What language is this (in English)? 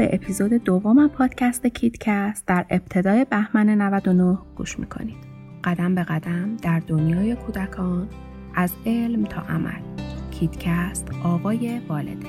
Persian